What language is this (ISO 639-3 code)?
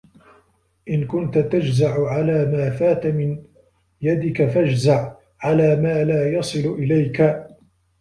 ara